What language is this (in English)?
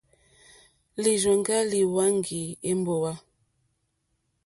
Mokpwe